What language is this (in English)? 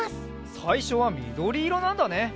Japanese